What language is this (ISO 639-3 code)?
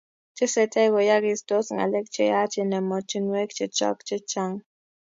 kln